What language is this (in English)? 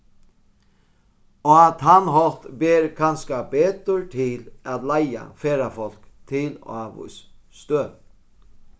Faroese